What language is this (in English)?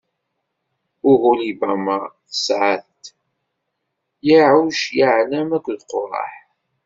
Kabyle